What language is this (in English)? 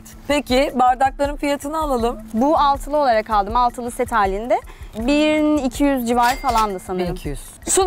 Turkish